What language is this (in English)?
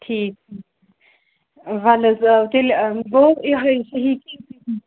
Kashmiri